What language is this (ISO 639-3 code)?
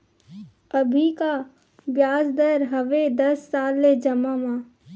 hne